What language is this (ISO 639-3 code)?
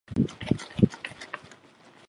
zho